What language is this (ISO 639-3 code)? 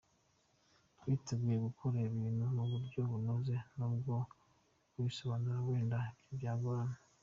kin